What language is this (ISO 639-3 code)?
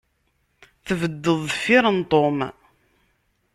kab